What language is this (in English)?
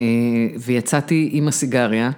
Hebrew